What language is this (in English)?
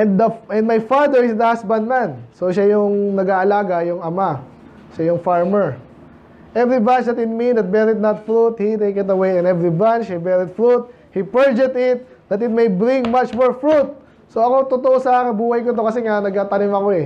Filipino